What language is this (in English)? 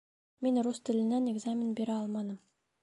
Bashkir